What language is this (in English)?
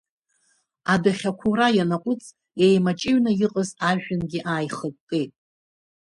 Abkhazian